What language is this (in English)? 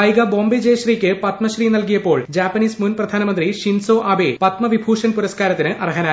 Malayalam